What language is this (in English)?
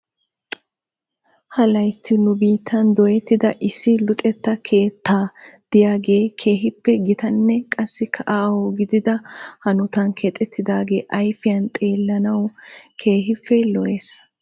Wolaytta